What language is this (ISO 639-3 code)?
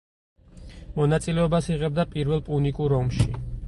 kat